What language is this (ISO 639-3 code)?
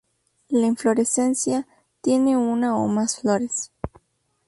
spa